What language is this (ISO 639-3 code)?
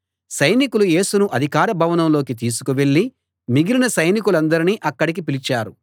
tel